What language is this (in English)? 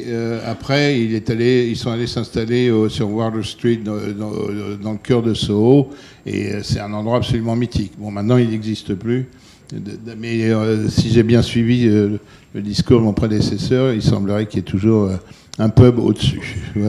French